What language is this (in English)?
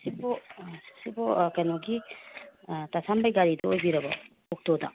Manipuri